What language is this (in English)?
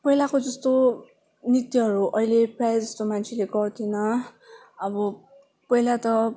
Nepali